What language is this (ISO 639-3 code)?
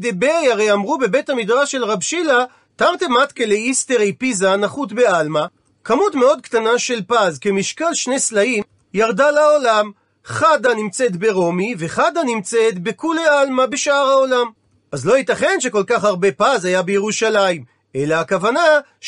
heb